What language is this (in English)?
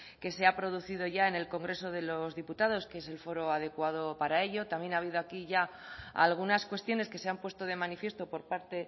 Spanish